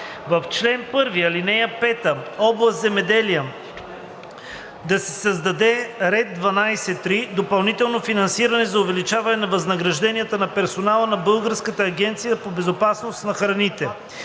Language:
Bulgarian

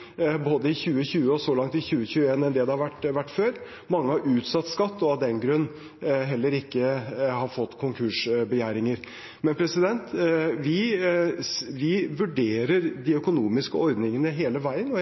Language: Norwegian Bokmål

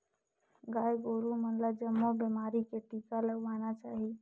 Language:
Chhattisgarhi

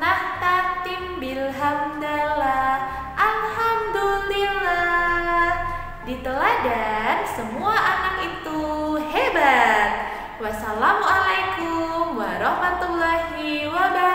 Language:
Indonesian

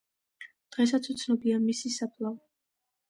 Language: Georgian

